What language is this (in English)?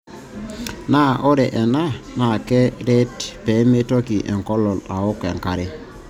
Masai